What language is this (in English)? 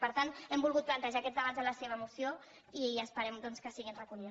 Catalan